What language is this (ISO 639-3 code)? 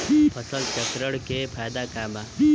bho